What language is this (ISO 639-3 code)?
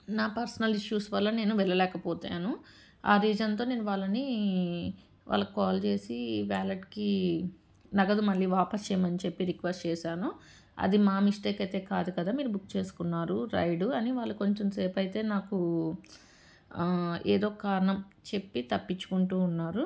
tel